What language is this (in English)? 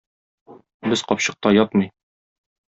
Tatar